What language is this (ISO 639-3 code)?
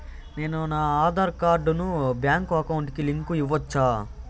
tel